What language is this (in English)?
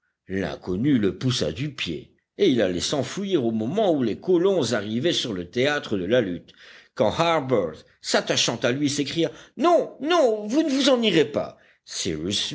French